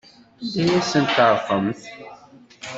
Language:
Kabyle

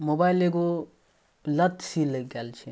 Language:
Maithili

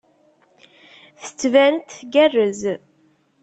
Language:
Kabyle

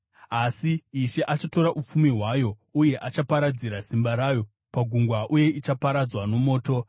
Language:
Shona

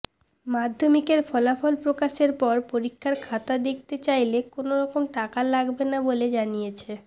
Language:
Bangla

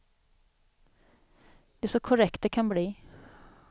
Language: Swedish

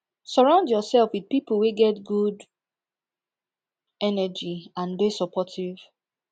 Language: Nigerian Pidgin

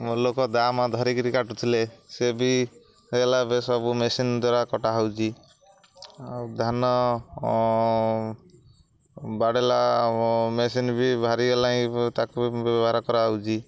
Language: Odia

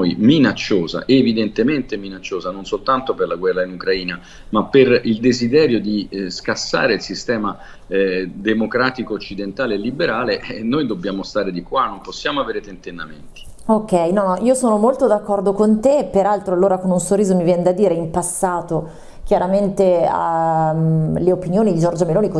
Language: Italian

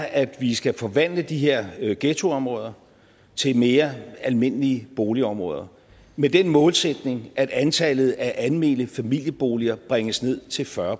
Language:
Danish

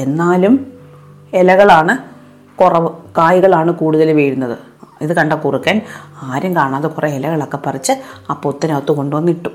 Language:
Malayalam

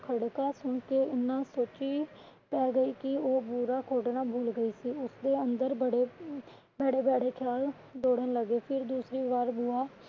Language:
Punjabi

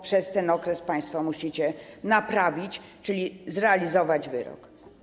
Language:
Polish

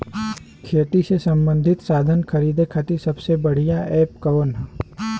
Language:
Bhojpuri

